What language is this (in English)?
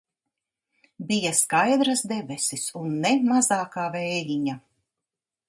Latvian